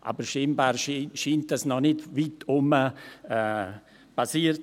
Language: Swiss German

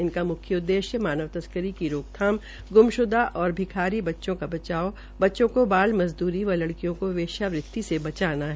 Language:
Hindi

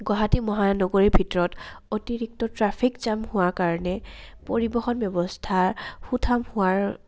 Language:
Assamese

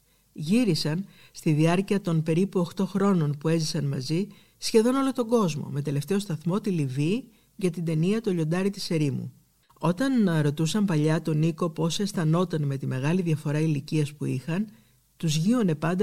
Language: Greek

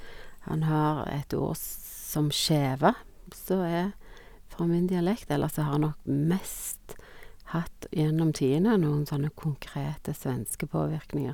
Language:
Norwegian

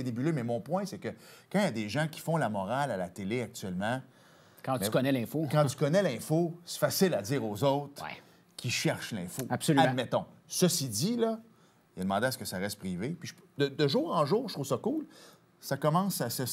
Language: French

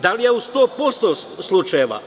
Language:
Serbian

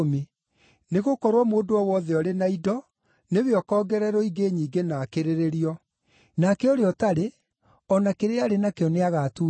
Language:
Kikuyu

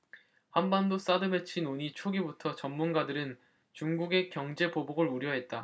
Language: Korean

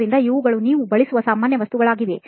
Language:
Kannada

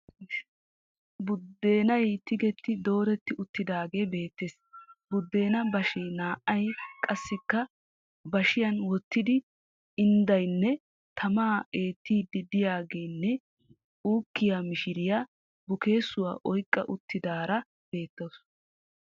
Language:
Wolaytta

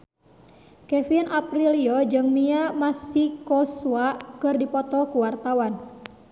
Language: Sundanese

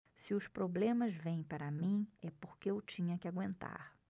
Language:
Portuguese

